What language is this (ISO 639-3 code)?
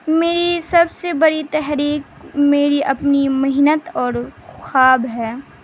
urd